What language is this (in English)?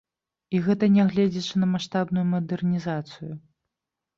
Belarusian